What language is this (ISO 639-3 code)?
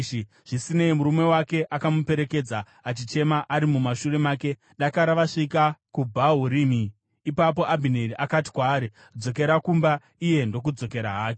sna